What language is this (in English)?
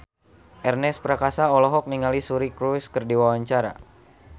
Sundanese